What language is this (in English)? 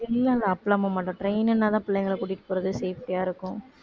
Tamil